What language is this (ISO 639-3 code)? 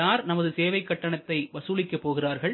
tam